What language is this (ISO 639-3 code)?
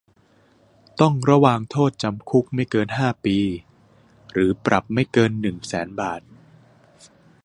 tha